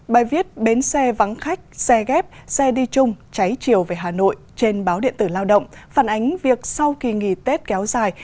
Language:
Vietnamese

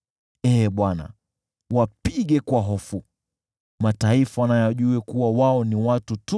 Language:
Swahili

